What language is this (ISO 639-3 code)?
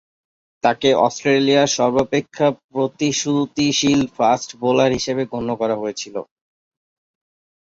ben